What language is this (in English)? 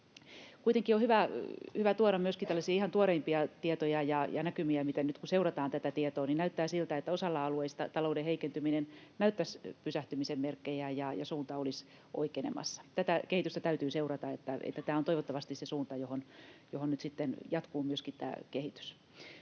Finnish